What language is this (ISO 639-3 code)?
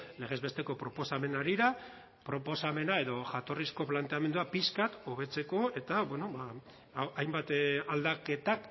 eus